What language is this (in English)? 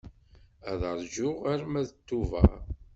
Kabyle